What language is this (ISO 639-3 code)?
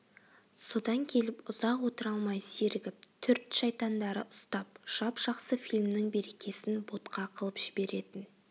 kaz